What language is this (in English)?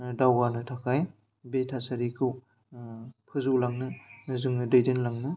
Bodo